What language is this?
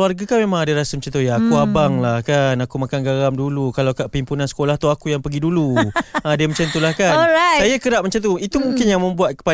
Malay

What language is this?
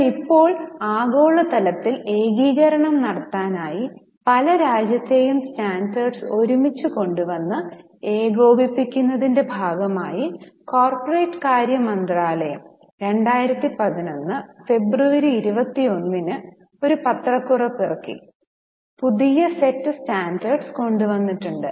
Malayalam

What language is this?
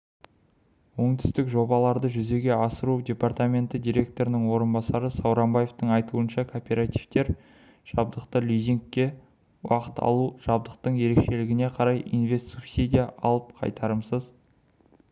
Kazakh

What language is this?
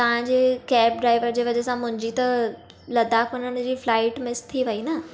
Sindhi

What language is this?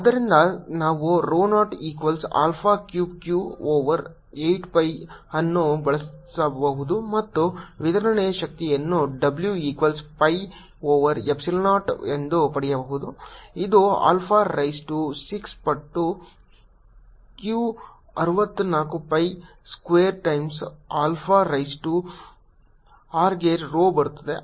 Kannada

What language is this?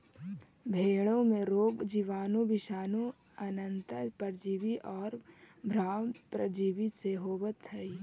Magahi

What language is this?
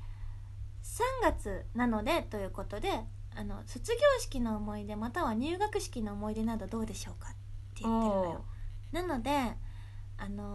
Japanese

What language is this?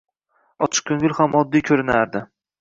Uzbek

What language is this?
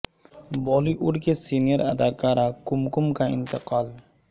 Urdu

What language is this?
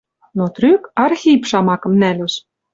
Western Mari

